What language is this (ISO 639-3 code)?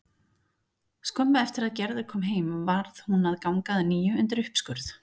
isl